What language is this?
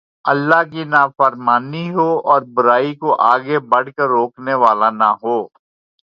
Urdu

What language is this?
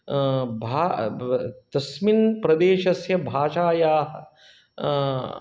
Sanskrit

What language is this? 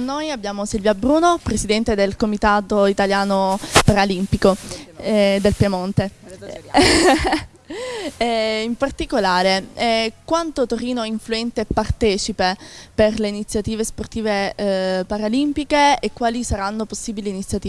Italian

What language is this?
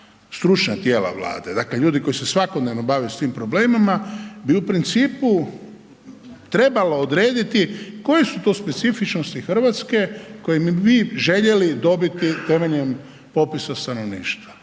Croatian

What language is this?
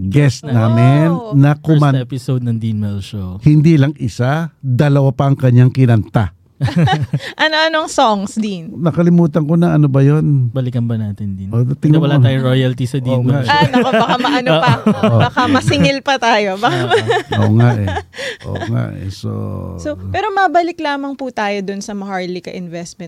Filipino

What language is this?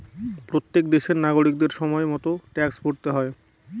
Bangla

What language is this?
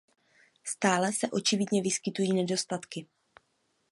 Czech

